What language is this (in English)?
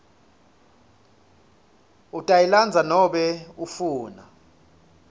Swati